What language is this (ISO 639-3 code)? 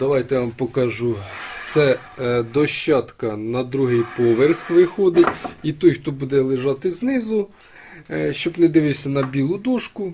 ukr